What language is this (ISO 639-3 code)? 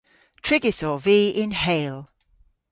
cor